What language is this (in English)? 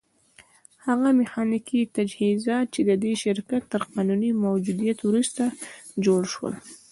Pashto